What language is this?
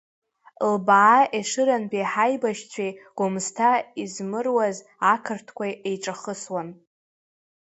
Abkhazian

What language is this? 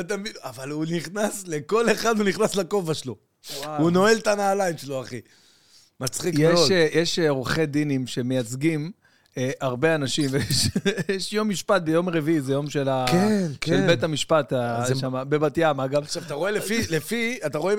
Hebrew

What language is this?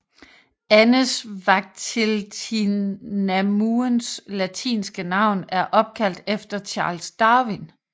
Danish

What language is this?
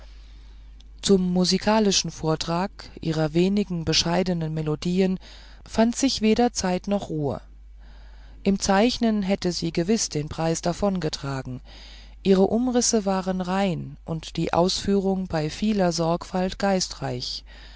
German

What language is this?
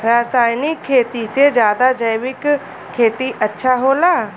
Bhojpuri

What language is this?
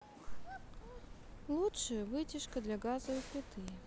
Russian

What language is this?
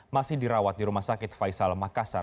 Indonesian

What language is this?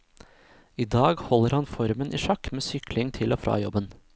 Norwegian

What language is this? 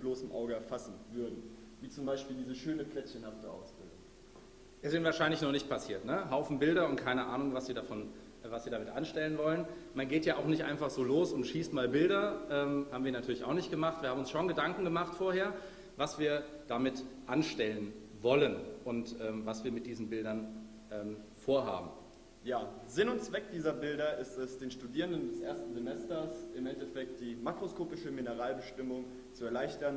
German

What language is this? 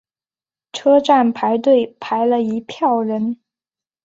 Chinese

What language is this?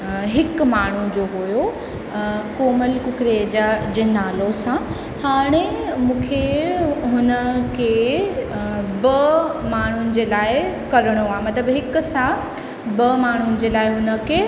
Sindhi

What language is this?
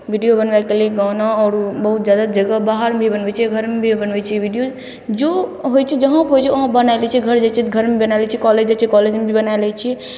Maithili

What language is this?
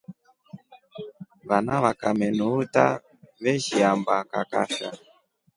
Rombo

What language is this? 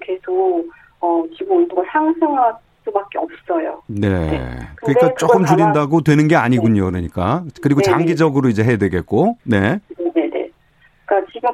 Korean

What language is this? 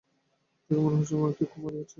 Bangla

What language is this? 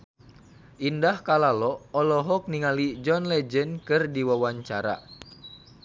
Sundanese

